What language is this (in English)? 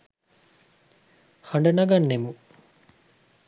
Sinhala